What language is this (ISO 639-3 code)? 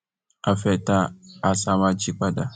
yor